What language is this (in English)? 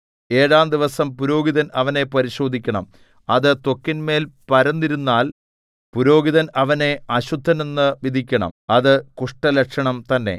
Malayalam